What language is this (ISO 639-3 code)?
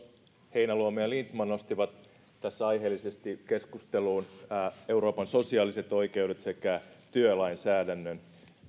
fin